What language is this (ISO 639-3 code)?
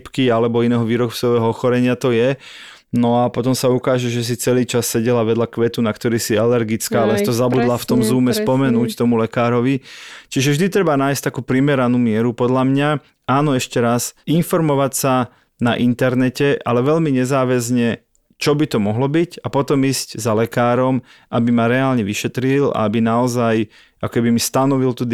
slk